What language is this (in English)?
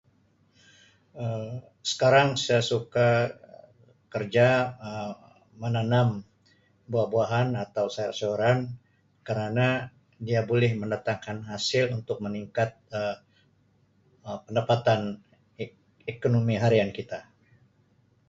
Sabah Malay